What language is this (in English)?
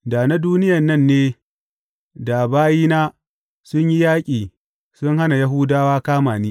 Hausa